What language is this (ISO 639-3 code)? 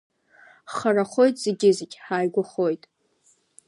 abk